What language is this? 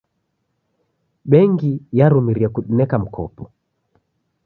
Taita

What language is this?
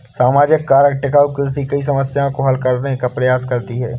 Hindi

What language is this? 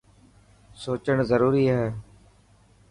Dhatki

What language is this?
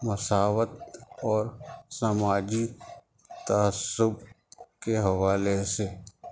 Urdu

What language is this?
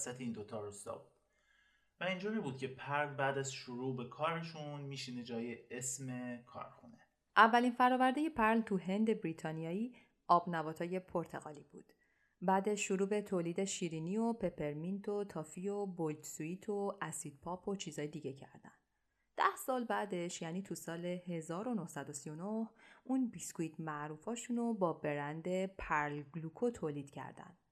Persian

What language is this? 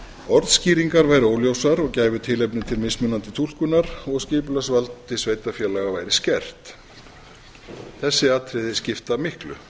Icelandic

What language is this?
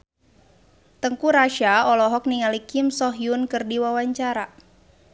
Sundanese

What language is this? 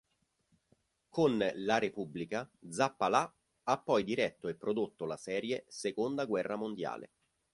Italian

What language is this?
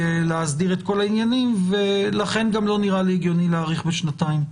Hebrew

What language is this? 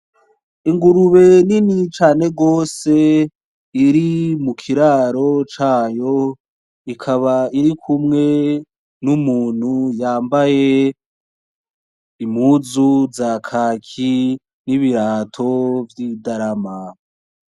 Rundi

